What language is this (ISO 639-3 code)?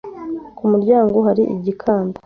kin